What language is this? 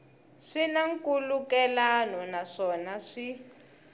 Tsonga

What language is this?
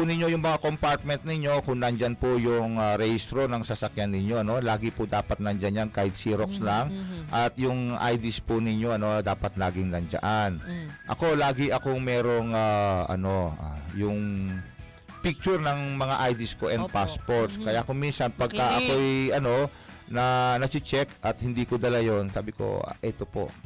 Filipino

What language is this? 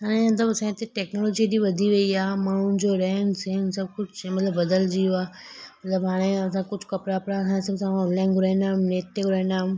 Sindhi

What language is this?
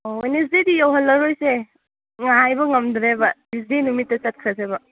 Manipuri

